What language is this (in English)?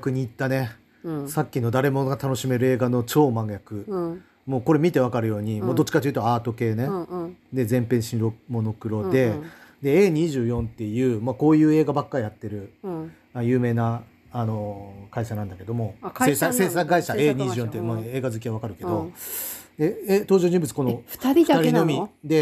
Japanese